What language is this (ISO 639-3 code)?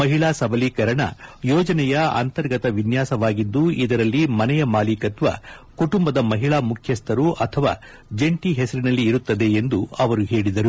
kan